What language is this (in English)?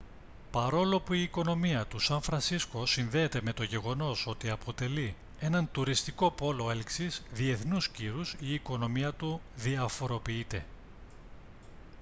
Greek